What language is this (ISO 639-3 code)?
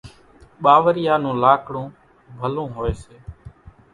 gjk